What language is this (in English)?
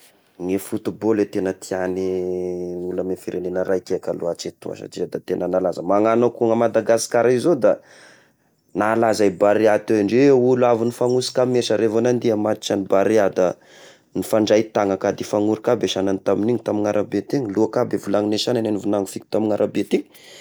Tesaka Malagasy